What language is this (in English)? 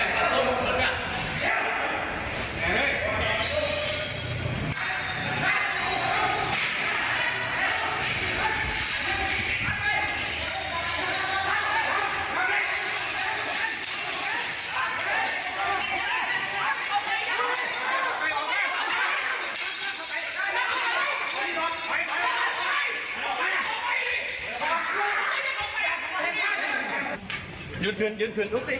Thai